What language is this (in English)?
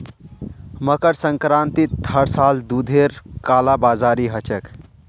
Magahi